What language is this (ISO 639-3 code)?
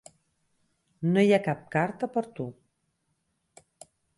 cat